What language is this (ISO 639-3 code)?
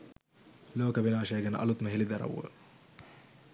sin